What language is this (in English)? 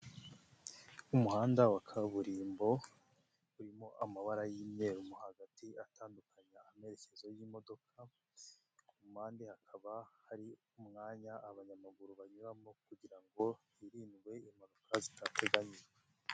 Kinyarwanda